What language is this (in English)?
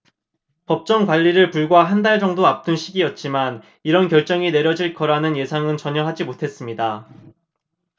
Korean